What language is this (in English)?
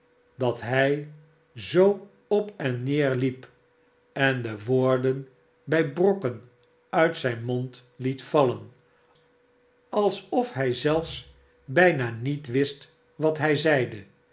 Dutch